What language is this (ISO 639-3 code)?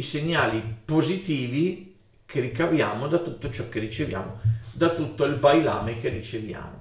ita